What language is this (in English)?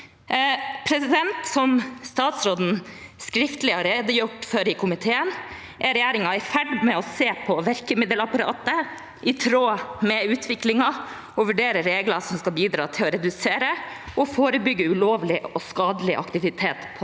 Norwegian